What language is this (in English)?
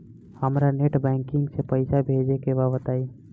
Bhojpuri